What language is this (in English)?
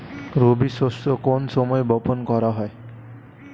Bangla